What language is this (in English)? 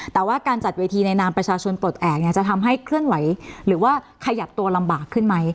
Thai